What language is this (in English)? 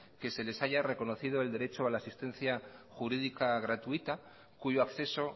Spanish